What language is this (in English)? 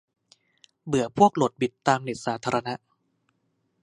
Thai